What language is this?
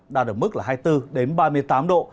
Vietnamese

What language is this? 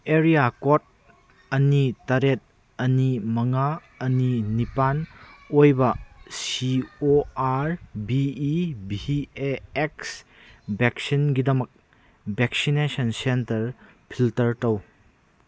Manipuri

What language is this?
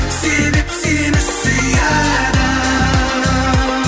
Kazakh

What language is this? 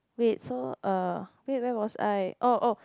English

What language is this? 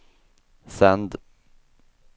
Swedish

